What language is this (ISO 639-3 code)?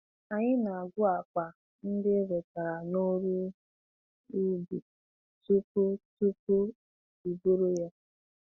ibo